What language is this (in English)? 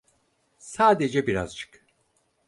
Turkish